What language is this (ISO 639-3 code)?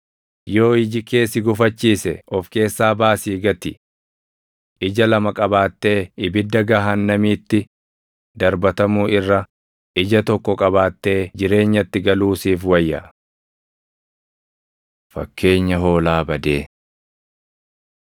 orm